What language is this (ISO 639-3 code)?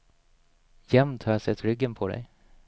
swe